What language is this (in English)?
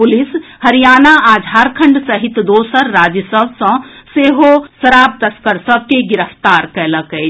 Maithili